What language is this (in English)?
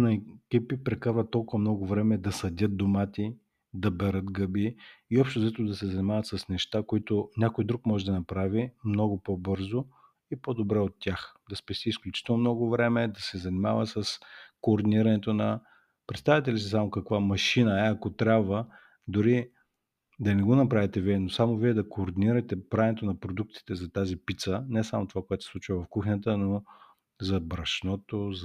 Bulgarian